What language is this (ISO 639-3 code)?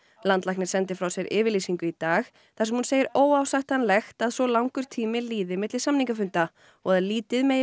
isl